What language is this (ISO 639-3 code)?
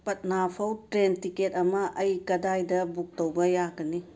mni